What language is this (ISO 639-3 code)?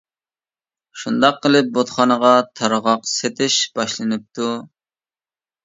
uig